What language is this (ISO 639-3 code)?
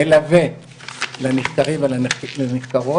heb